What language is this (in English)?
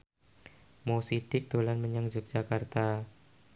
Javanese